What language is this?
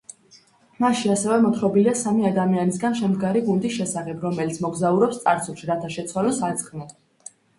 Georgian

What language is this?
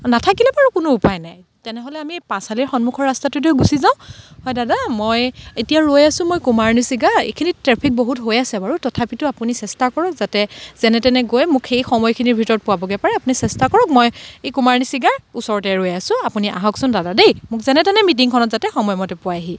Assamese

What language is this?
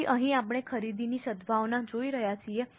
Gujarati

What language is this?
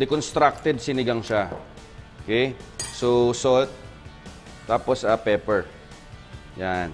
Filipino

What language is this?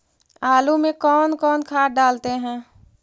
Magahi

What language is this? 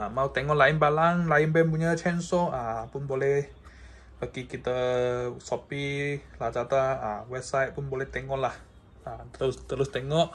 Malay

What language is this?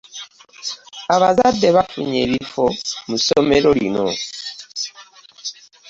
Ganda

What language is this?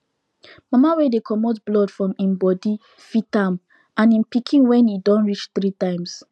Nigerian Pidgin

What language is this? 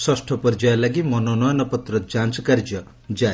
Odia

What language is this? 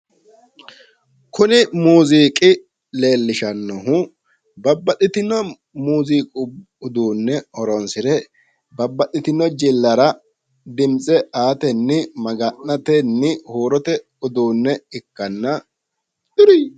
Sidamo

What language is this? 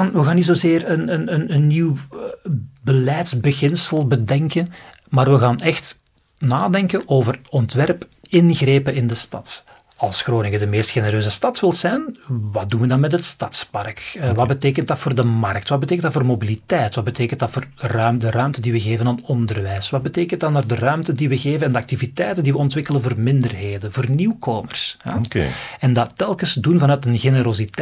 Dutch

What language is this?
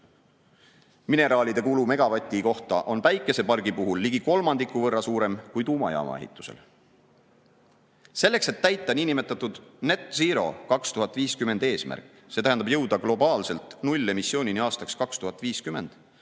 Estonian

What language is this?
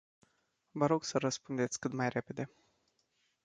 Romanian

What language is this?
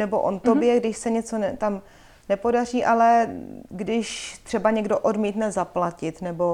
Czech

